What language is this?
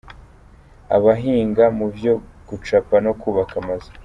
Kinyarwanda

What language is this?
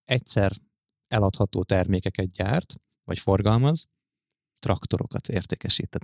Hungarian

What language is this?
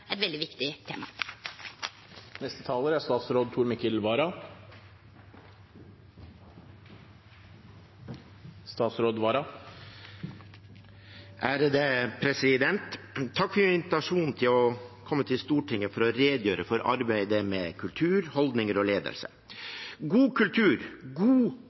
Norwegian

